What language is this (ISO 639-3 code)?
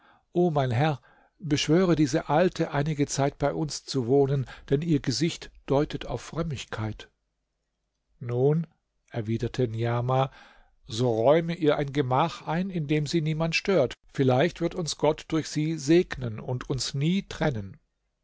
deu